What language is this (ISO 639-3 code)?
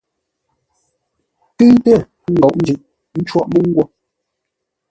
nla